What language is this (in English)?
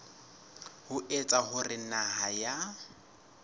Southern Sotho